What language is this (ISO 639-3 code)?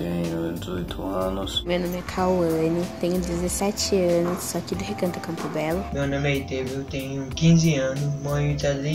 por